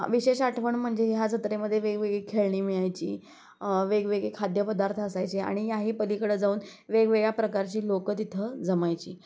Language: Marathi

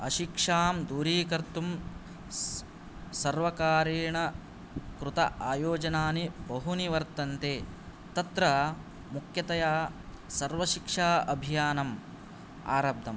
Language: Sanskrit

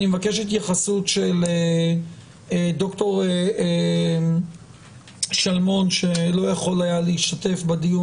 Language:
Hebrew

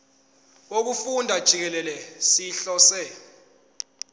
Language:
Zulu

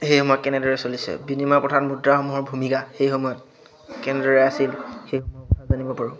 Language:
Assamese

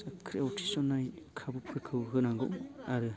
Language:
Bodo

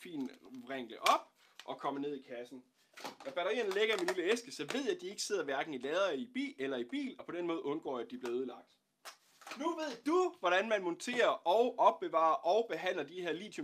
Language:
Danish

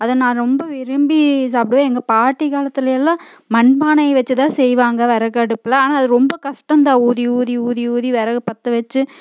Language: Tamil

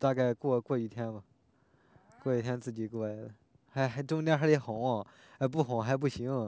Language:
Chinese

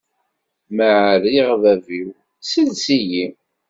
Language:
Kabyle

